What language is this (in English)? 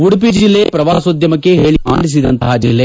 Kannada